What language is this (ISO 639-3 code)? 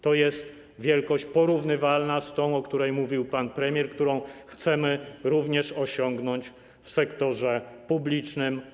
pol